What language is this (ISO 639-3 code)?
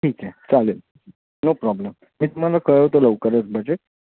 mar